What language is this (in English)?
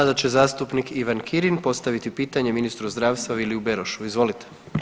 Croatian